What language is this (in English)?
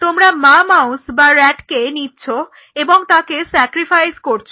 Bangla